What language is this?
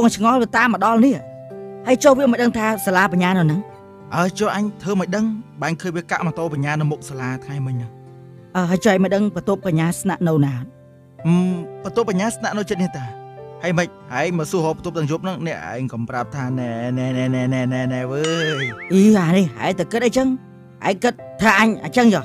Thai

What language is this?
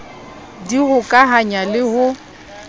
Southern Sotho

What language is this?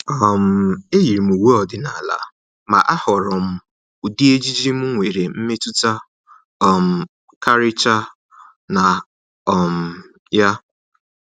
Igbo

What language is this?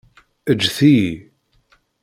Kabyle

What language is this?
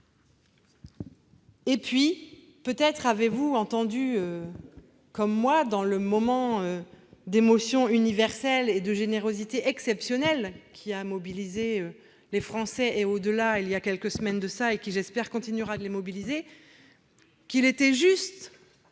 French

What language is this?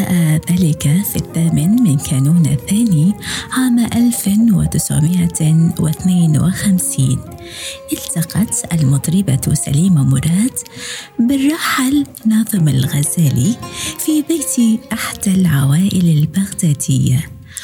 Arabic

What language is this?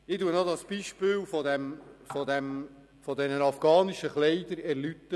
Swiss German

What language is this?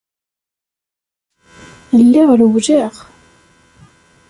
Kabyle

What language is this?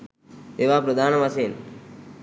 Sinhala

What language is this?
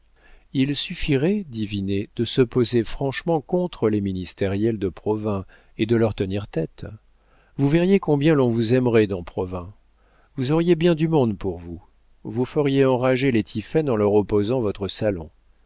French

